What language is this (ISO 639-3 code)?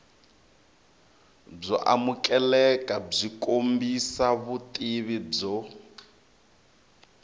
tso